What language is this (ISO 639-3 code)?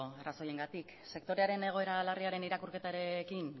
eus